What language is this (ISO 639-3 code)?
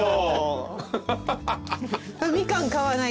jpn